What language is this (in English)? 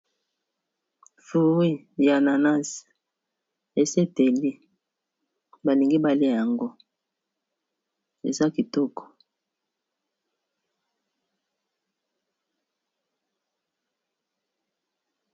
Lingala